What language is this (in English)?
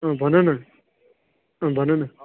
Nepali